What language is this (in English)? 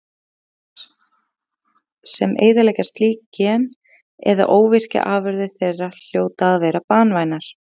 Icelandic